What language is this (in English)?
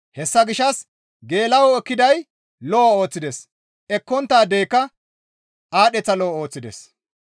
Gamo